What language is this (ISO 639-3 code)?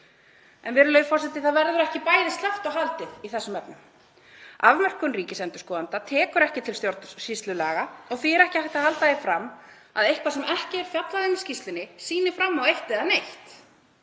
isl